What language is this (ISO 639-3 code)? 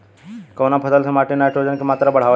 bho